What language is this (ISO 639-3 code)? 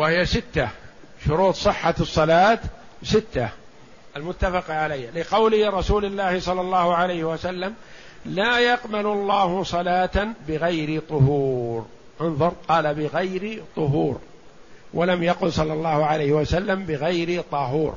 ara